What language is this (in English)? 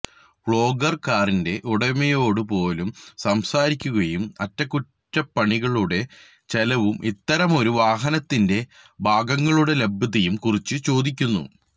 Malayalam